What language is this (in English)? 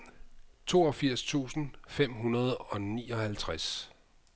Danish